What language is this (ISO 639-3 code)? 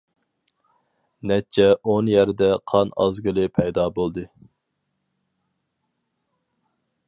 uig